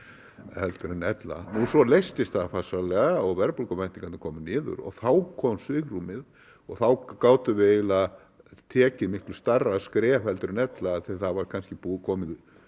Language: Icelandic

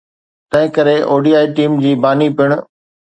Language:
Sindhi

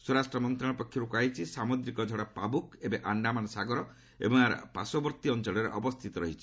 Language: Odia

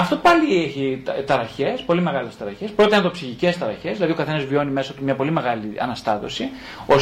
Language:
Greek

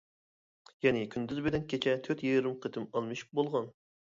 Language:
Uyghur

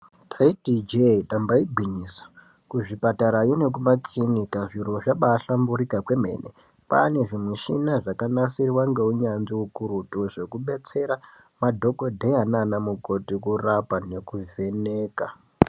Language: Ndau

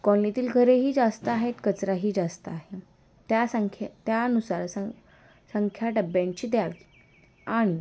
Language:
Marathi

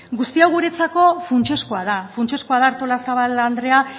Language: Basque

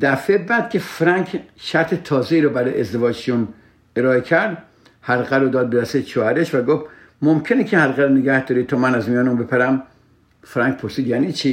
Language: Persian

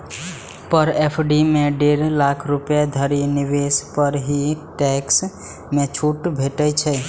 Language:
Maithili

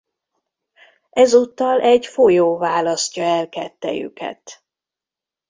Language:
Hungarian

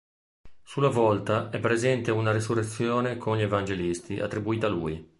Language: Italian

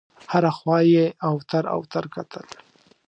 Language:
Pashto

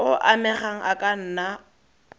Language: Tswana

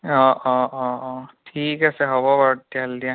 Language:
Assamese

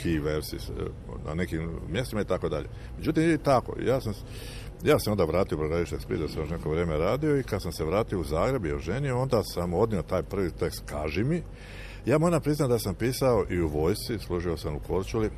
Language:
Croatian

